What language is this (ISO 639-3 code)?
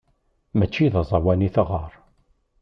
kab